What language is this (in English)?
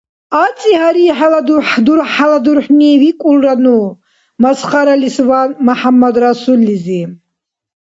Dargwa